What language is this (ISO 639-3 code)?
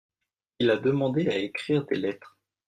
fra